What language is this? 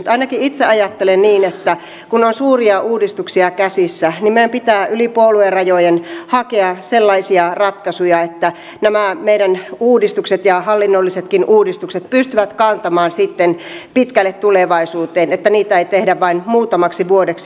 Finnish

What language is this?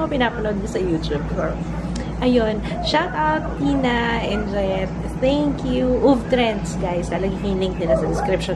Filipino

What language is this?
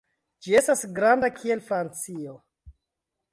Esperanto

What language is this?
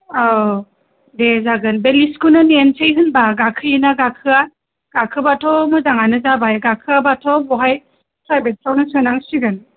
Bodo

